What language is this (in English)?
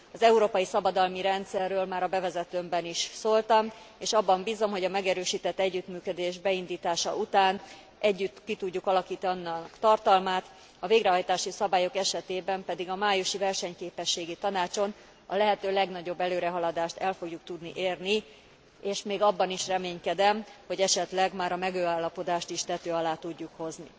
Hungarian